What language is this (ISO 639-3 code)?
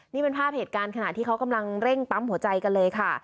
tha